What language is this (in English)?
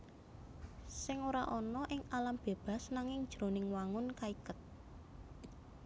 Javanese